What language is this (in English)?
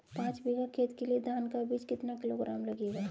Hindi